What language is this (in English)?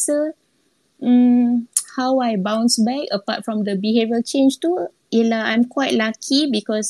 Malay